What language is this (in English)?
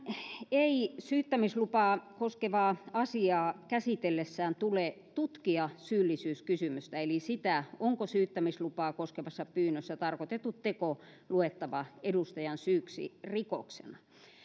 Finnish